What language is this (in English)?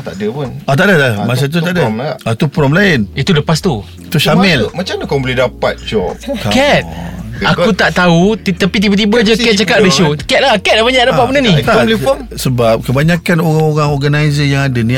Malay